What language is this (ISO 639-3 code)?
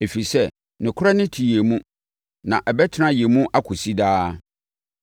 aka